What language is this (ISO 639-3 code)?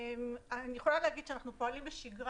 heb